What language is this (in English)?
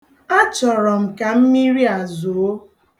Igbo